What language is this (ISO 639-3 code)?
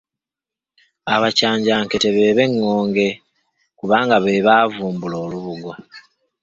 lug